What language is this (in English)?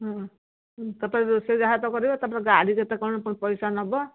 Odia